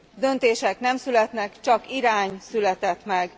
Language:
Hungarian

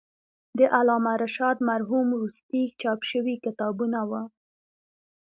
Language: Pashto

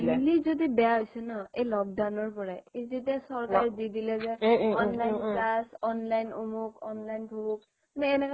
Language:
Assamese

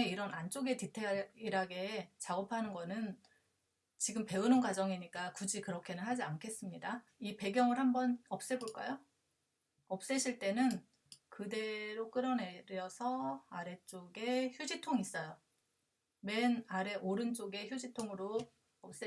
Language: Korean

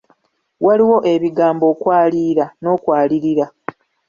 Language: Ganda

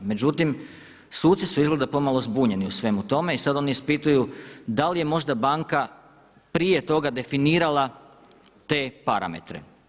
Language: Croatian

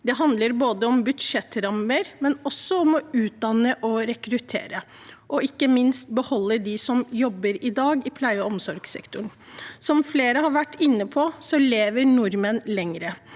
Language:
Norwegian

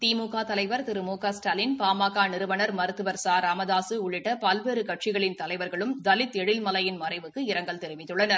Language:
Tamil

